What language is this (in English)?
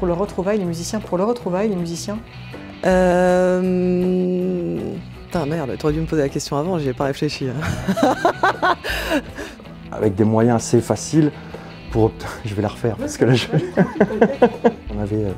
French